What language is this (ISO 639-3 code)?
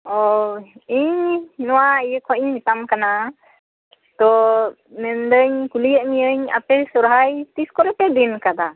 sat